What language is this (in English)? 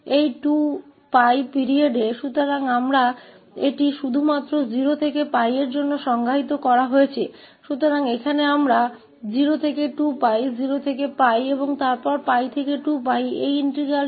Hindi